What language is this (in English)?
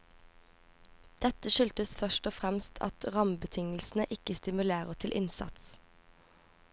Norwegian